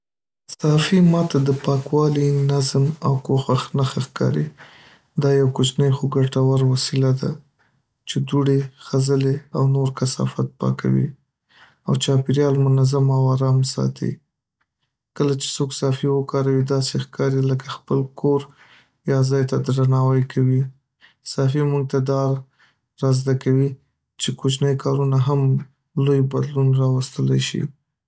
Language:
Pashto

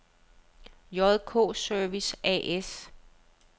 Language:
Danish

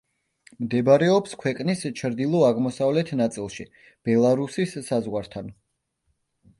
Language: Georgian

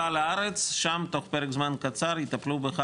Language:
Hebrew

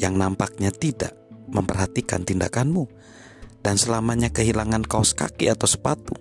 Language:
Indonesian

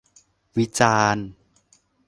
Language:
Thai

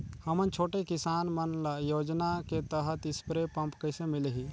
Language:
Chhattisgarhi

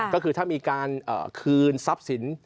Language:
Thai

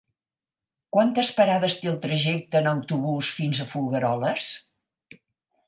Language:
Catalan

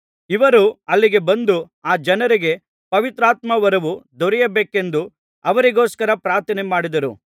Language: Kannada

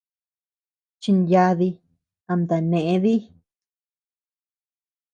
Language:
Tepeuxila Cuicatec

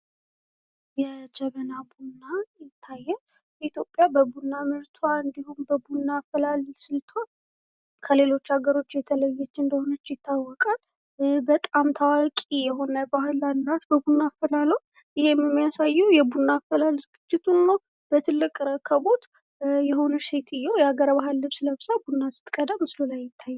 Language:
Amharic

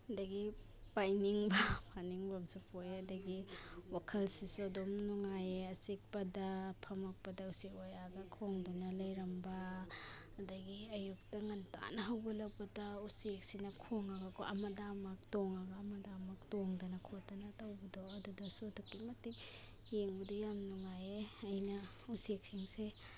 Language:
Manipuri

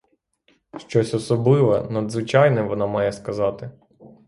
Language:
Ukrainian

